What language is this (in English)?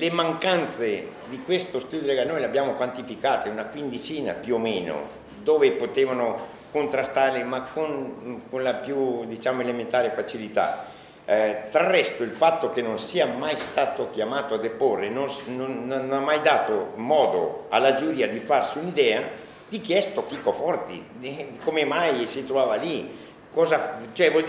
Italian